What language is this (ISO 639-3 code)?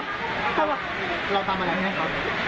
tha